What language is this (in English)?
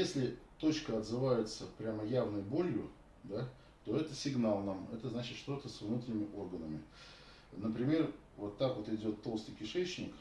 Russian